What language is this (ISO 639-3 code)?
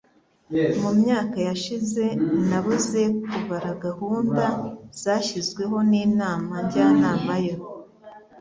kin